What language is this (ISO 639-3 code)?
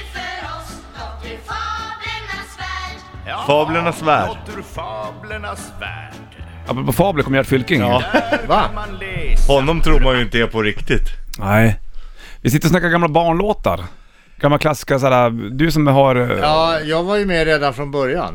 swe